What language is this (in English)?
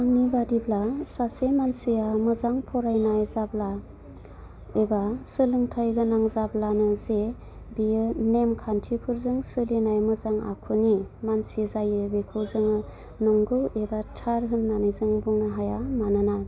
Bodo